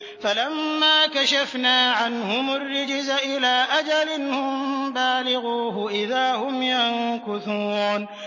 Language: Arabic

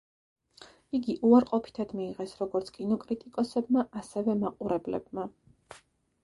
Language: Georgian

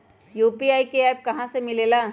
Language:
Magahi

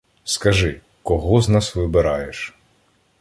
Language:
Ukrainian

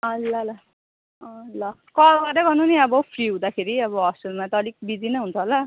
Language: Nepali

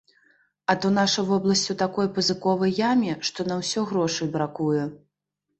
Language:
Belarusian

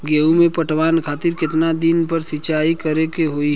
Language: Bhojpuri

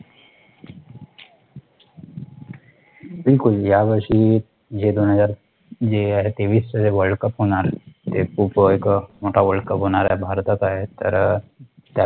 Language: Marathi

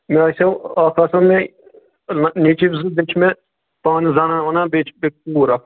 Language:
Kashmiri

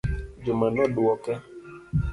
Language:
Luo (Kenya and Tanzania)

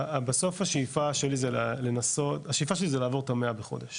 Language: Hebrew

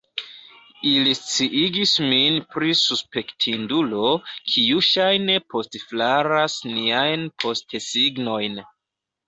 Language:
Esperanto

